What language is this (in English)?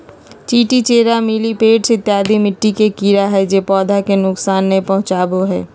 Magahi